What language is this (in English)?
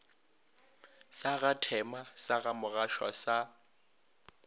Northern Sotho